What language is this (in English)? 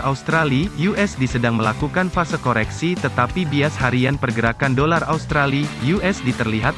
Indonesian